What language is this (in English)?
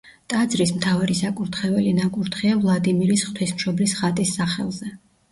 Georgian